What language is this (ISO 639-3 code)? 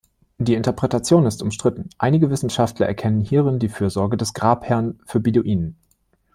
deu